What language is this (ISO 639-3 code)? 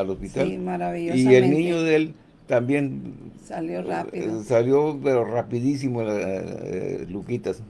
spa